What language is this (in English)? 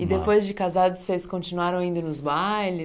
Portuguese